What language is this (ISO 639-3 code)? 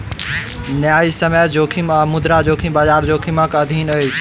mai